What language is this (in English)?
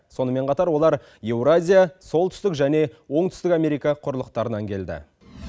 Kazakh